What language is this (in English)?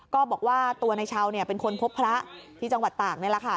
Thai